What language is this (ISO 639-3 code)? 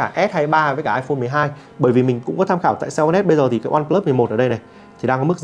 vie